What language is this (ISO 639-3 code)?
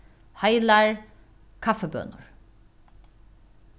fao